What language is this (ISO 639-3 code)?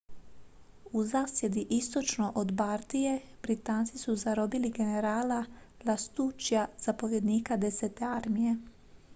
hrv